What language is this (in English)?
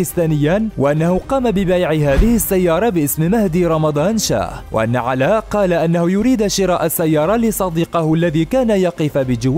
Arabic